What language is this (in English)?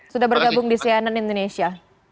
Indonesian